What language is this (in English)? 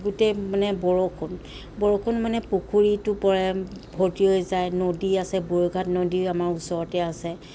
Assamese